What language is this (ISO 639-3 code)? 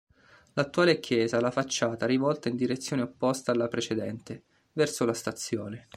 ita